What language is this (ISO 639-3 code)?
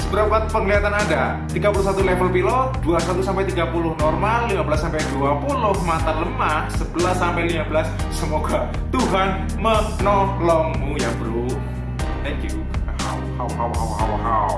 ind